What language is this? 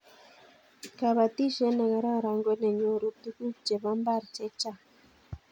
Kalenjin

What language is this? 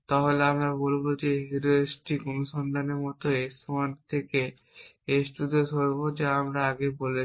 Bangla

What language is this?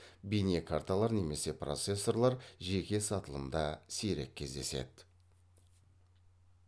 Kazakh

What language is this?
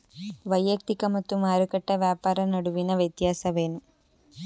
Kannada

